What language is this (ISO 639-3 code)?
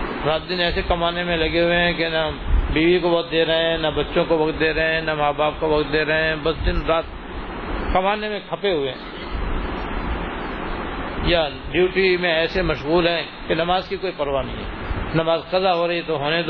urd